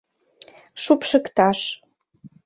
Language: Mari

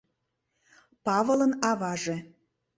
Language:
Mari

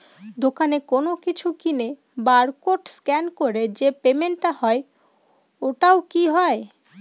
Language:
Bangla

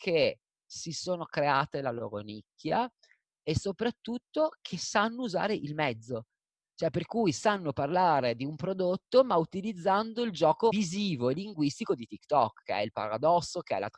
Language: Italian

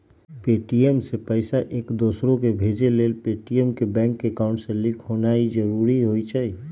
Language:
Magahi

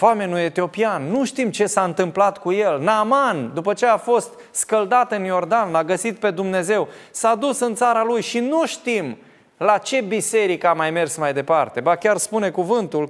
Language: Romanian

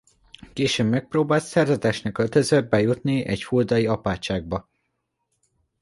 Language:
Hungarian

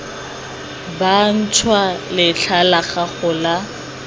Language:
Tswana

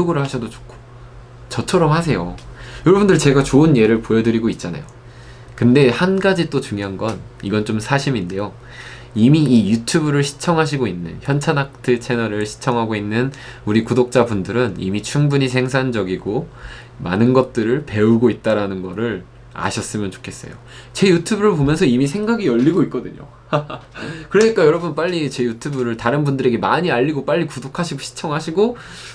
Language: Korean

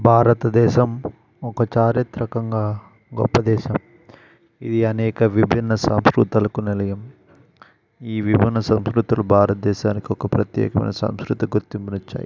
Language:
Telugu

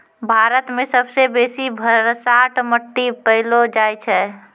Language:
Maithili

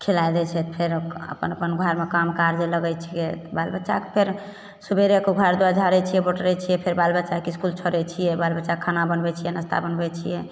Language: Maithili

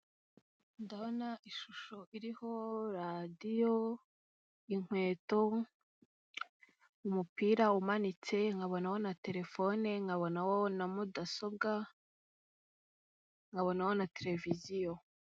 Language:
Kinyarwanda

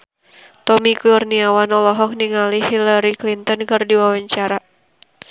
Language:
Sundanese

